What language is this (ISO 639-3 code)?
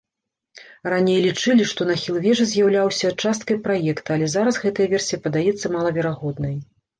bel